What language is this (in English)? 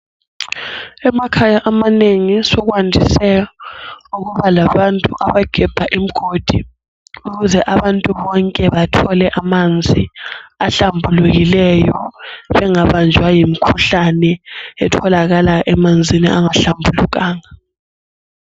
North Ndebele